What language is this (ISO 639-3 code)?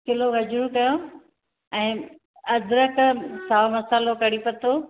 snd